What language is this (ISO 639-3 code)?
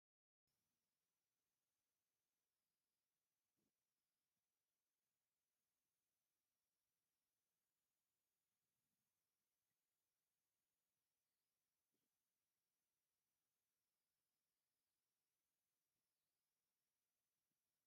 tir